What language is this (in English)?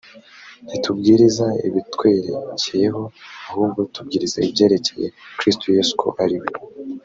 Kinyarwanda